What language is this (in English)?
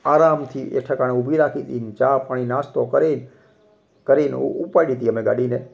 Gujarati